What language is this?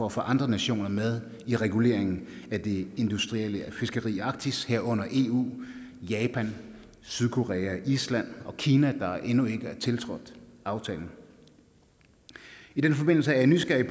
Danish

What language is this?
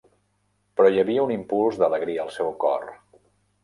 Catalan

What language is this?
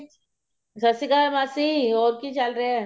Punjabi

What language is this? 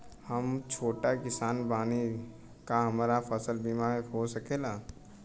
Bhojpuri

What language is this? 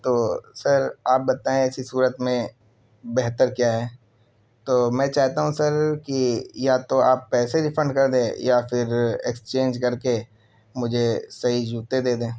Urdu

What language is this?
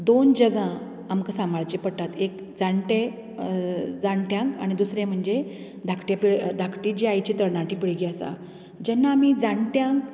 Konkani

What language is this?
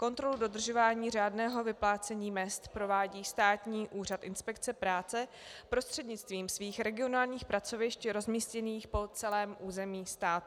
Czech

